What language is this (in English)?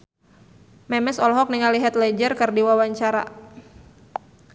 Sundanese